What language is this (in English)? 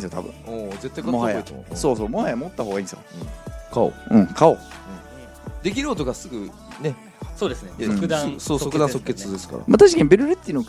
Japanese